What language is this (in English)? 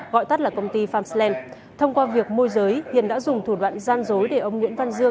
Vietnamese